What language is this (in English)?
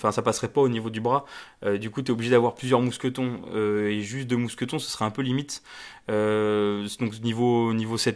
French